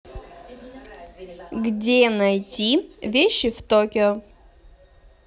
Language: Russian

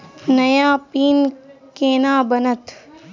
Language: Maithili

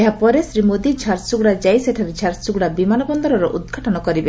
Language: Odia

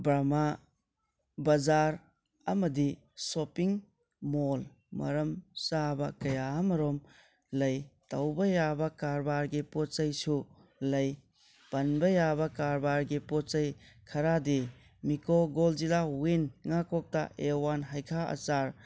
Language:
Manipuri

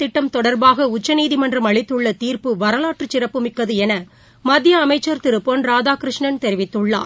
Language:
Tamil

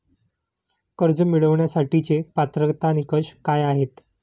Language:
Marathi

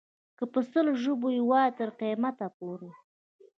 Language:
Pashto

